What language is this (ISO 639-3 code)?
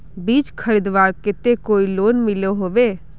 mag